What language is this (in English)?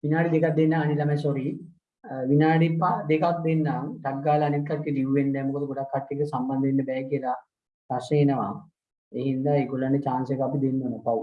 Sinhala